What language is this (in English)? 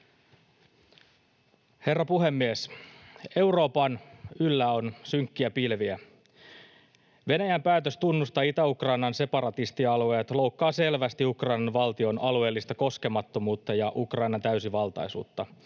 Finnish